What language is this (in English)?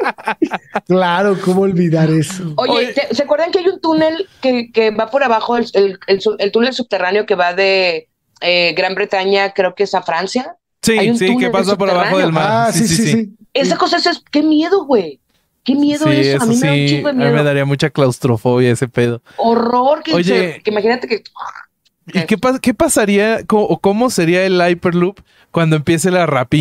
Spanish